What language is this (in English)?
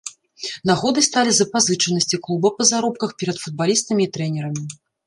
Belarusian